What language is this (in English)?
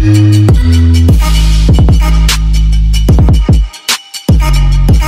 Norwegian